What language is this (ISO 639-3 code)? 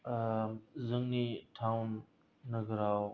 brx